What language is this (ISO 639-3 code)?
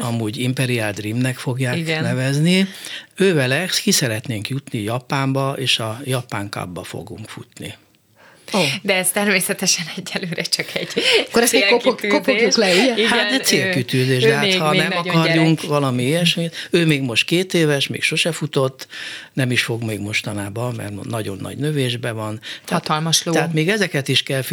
hun